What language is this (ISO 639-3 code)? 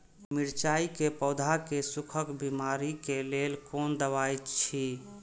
mai